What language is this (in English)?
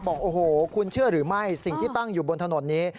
Thai